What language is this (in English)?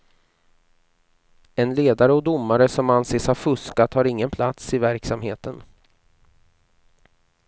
Swedish